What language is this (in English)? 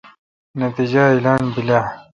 Kalkoti